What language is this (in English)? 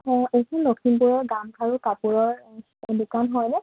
Assamese